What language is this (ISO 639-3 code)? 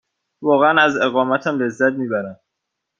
fas